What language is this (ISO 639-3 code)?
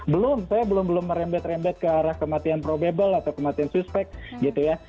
ind